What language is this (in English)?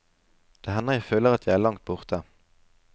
Norwegian